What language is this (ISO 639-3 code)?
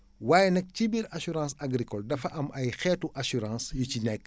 wol